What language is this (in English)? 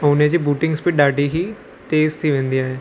Sindhi